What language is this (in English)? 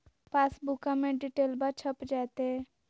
Magahi